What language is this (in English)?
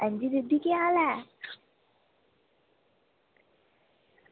Dogri